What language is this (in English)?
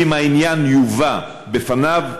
Hebrew